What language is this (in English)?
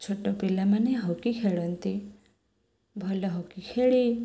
Odia